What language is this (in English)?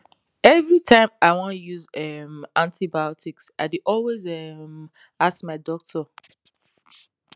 Nigerian Pidgin